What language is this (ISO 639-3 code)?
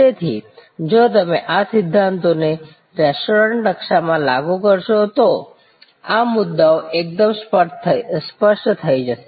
guj